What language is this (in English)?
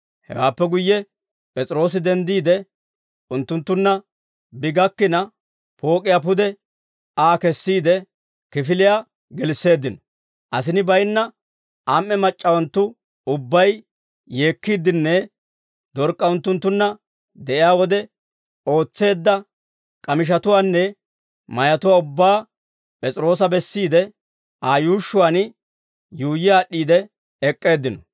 Dawro